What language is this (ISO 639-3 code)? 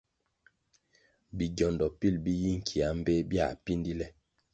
nmg